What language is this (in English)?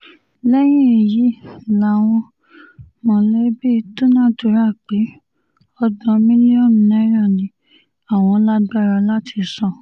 Yoruba